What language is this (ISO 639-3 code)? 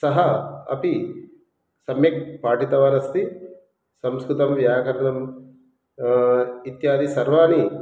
san